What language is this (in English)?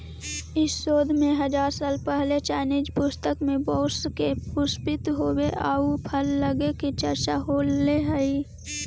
Magahi